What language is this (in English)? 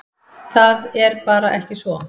Icelandic